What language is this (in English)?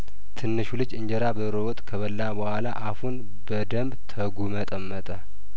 Amharic